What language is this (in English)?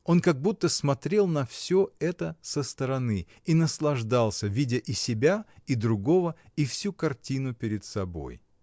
Russian